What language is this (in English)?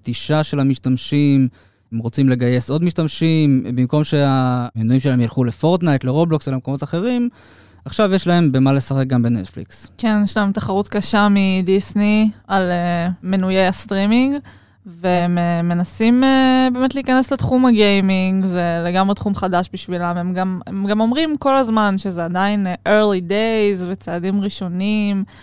Hebrew